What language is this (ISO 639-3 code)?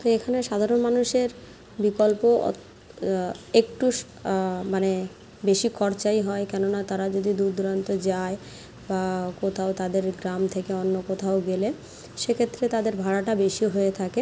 ben